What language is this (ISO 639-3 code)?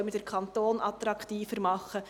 gsw